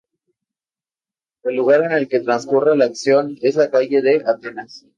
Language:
Spanish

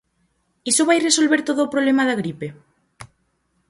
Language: Galician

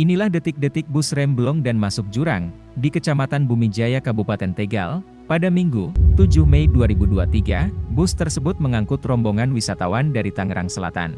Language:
Indonesian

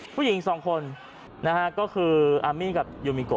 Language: Thai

